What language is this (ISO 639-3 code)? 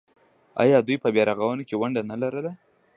pus